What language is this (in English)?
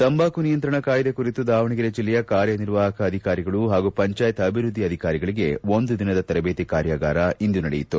Kannada